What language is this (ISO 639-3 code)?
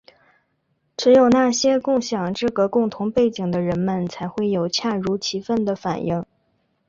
zho